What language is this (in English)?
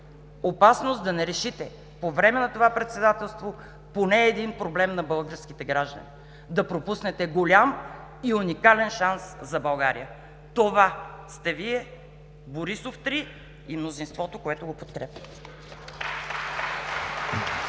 Bulgarian